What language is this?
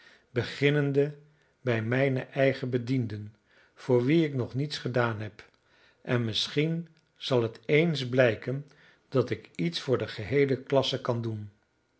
Dutch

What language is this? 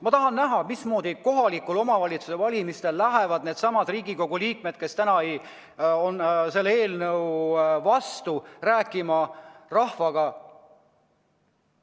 Estonian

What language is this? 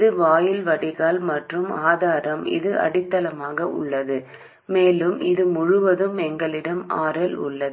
Tamil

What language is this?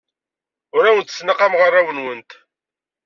Kabyle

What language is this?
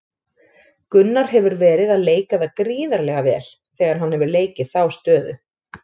Icelandic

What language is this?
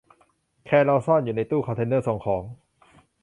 Thai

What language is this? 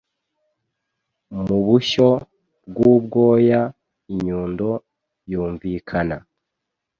Kinyarwanda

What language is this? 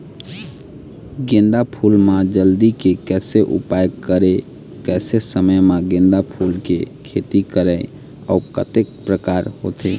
Chhattisgarhi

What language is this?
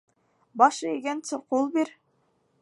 Bashkir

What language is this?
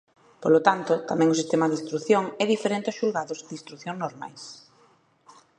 Galician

